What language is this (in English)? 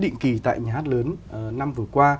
Vietnamese